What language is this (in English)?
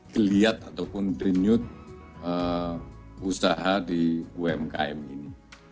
Indonesian